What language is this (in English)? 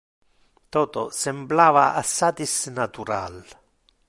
Interlingua